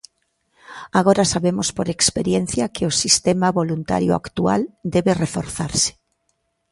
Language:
Galician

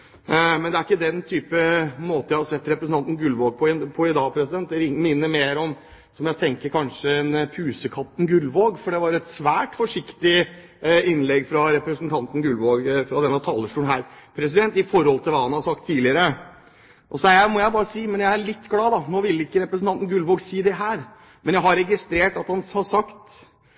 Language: Norwegian Bokmål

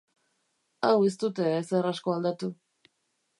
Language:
Basque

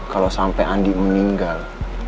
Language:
Indonesian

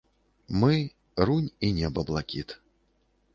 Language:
Belarusian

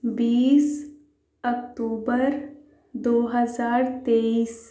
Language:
Urdu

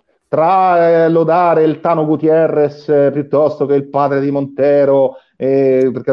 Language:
Italian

